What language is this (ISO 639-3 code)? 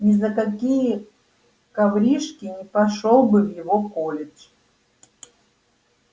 rus